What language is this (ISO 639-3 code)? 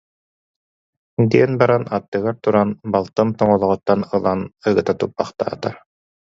sah